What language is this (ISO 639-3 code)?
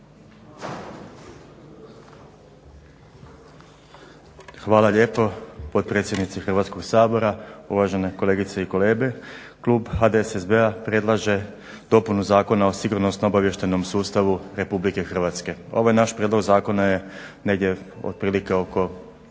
hrv